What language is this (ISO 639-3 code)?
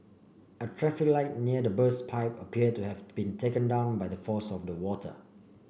eng